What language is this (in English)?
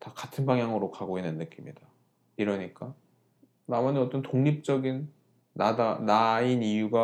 Korean